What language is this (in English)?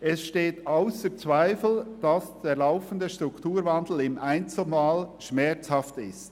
Swiss German